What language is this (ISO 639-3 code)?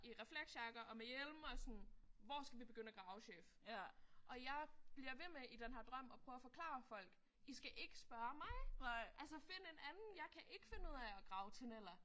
dan